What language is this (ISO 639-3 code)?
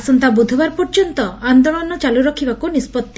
ori